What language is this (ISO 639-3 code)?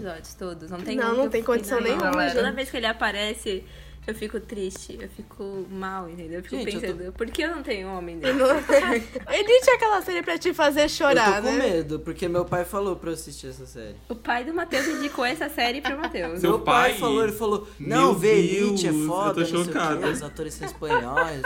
por